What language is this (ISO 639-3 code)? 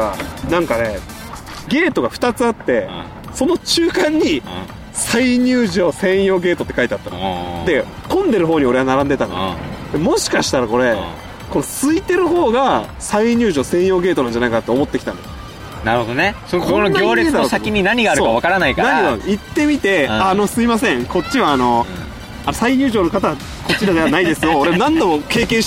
jpn